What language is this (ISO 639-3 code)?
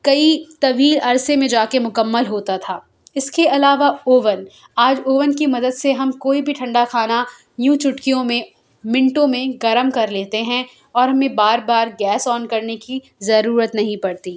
urd